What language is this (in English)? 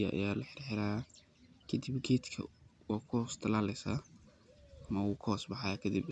Somali